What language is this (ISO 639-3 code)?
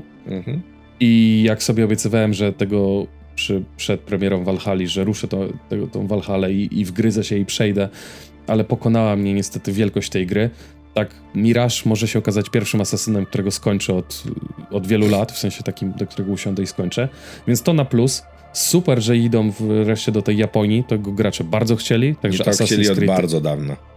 pol